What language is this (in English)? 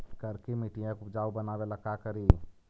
Magahi